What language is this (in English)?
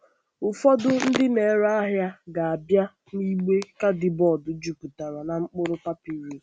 Igbo